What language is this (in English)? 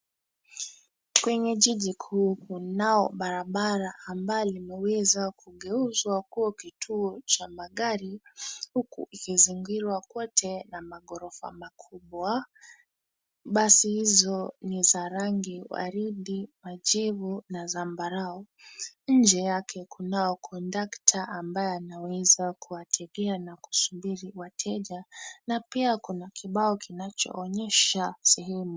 Swahili